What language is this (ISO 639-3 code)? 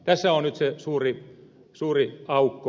fin